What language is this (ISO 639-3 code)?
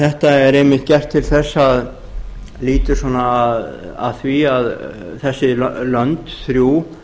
isl